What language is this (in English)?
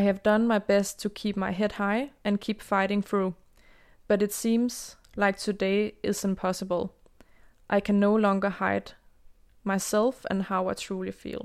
Danish